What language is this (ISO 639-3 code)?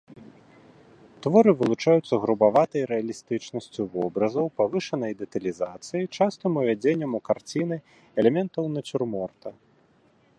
bel